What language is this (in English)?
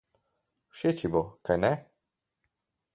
Slovenian